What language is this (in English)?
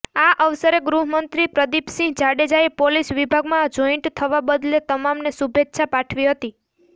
Gujarati